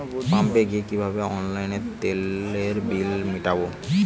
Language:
Bangla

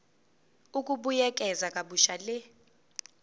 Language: Zulu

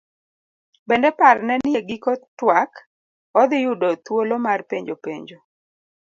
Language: Luo (Kenya and Tanzania)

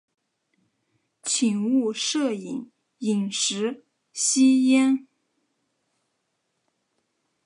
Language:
Chinese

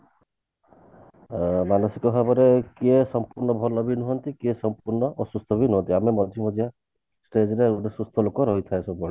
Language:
Odia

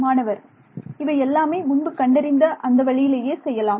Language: Tamil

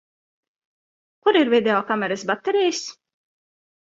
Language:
Latvian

